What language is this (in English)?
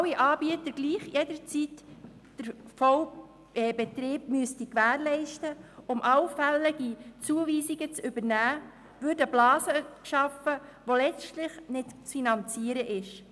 Swiss German